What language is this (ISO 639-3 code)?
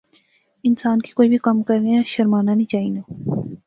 phr